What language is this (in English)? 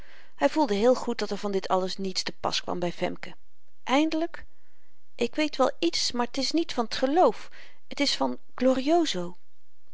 Dutch